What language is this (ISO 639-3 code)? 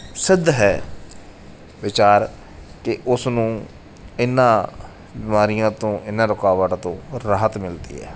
pan